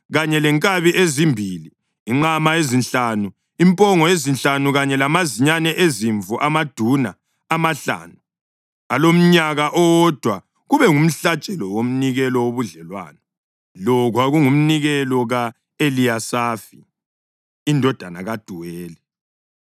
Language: North Ndebele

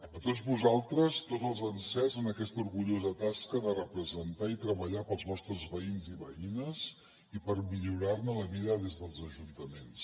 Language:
Catalan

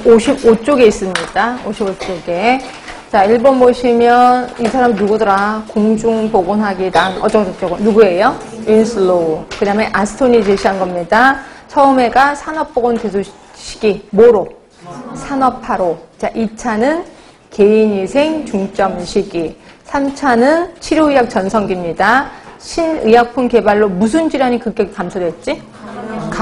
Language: Korean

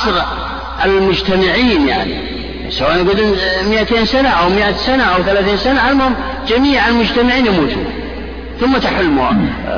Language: Arabic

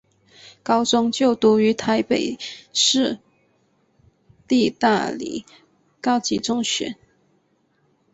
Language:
Chinese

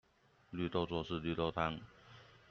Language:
Chinese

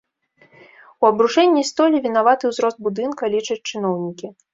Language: Belarusian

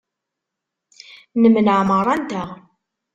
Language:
Kabyle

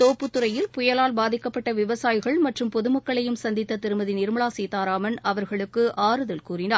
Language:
Tamil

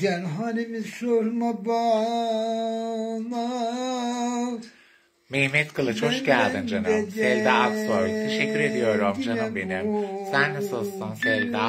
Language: Turkish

